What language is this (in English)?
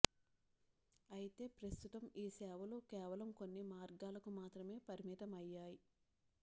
Telugu